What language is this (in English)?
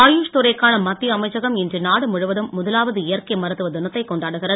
Tamil